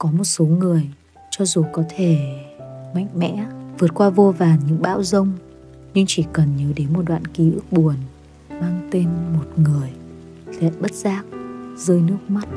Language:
Vietnamese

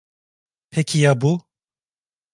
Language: Turkish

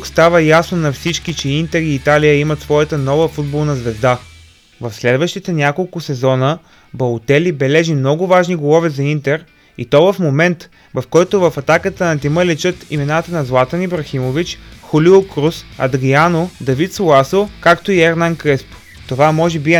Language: Bulgarian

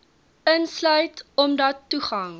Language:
Afrikaans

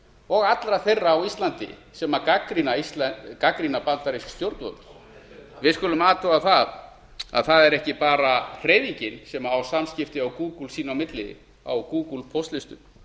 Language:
Icelandic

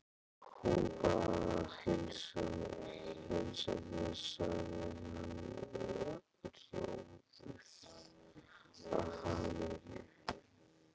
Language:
Icelandic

